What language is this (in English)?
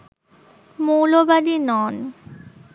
Bangla